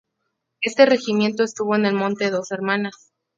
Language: Spanish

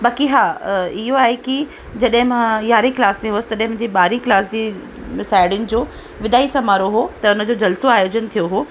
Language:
Sindhi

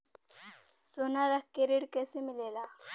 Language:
Bhojpuri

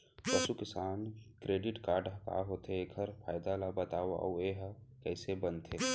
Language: Chhattisgarhi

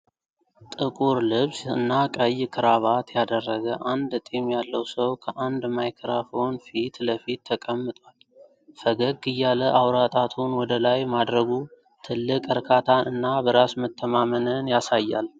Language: Amharic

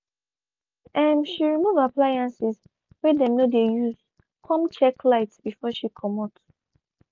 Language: Nigerian Pidgin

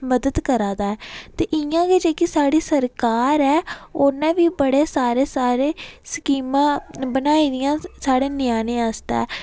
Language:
Dogri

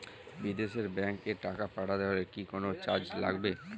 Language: Bangla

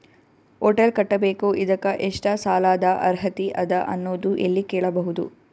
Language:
Kannada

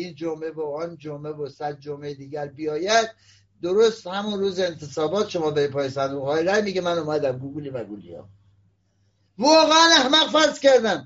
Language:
Persian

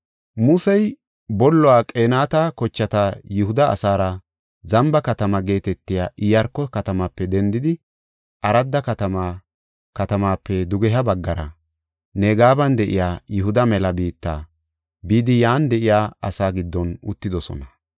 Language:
Gofa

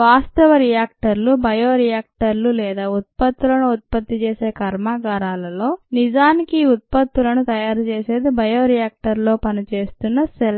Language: Telugu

